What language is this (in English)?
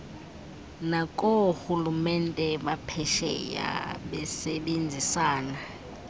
Xhosa